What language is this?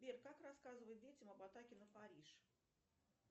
Russian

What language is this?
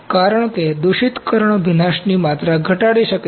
Gujarati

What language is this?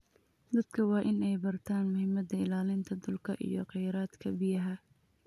Somali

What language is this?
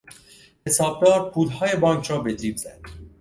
Persian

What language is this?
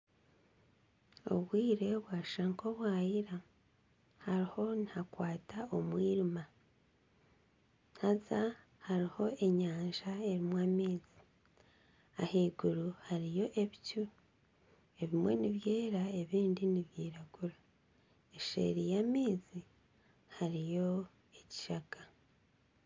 Nyankole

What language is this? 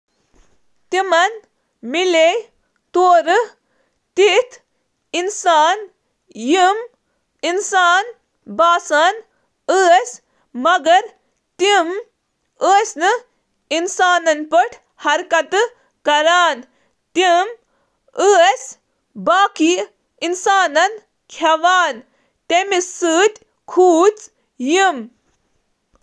Kashmiri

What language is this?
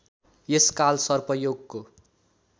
Nepali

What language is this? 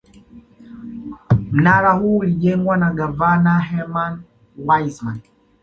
Swahili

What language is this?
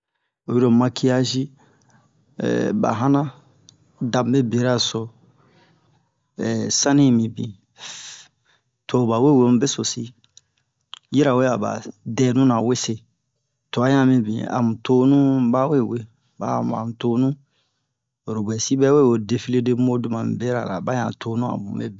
Bomu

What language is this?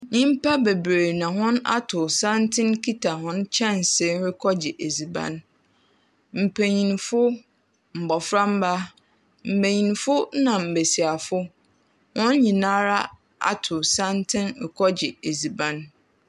Akan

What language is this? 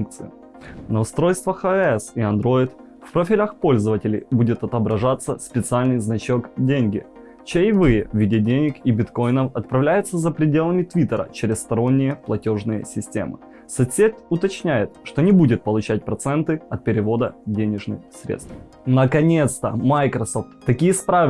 Russian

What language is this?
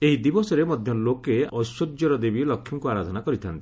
Odia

